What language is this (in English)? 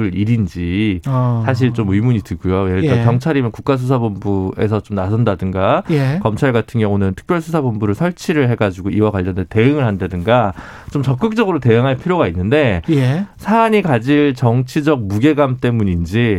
Korean